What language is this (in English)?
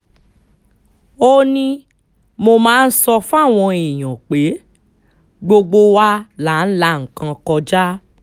Yoruba